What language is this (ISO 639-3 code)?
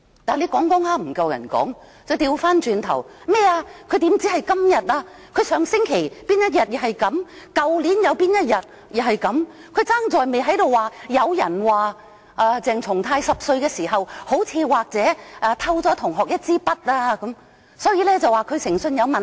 yue